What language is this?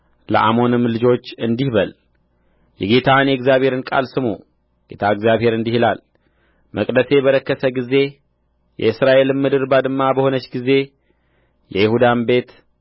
Amharic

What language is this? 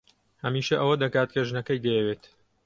Central Kurdish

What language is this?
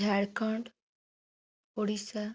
Odia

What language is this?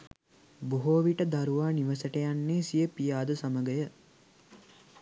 Sinhala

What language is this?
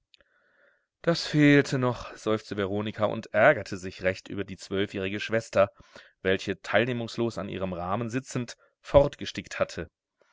German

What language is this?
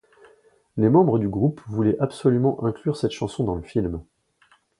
French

